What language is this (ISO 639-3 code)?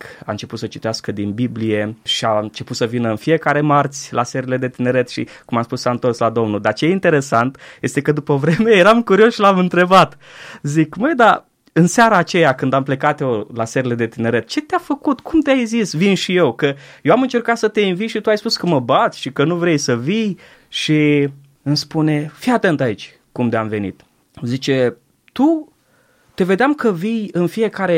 ron